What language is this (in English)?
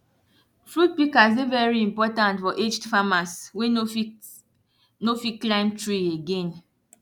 Nigerian Pidgin